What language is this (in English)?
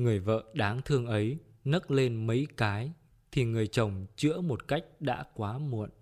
Vietnamese